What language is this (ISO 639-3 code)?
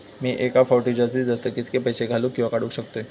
mar